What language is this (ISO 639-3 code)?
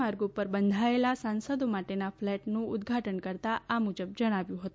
guj